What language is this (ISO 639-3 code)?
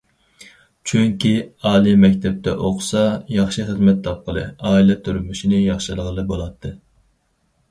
uig